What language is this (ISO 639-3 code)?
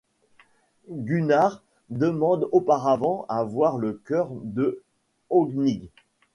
fra